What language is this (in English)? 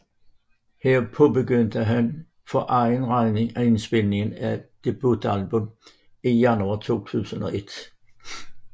Danish